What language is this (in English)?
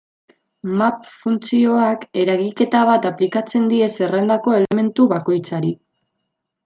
Basque